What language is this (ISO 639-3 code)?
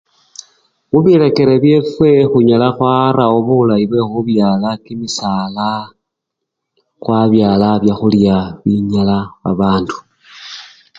luy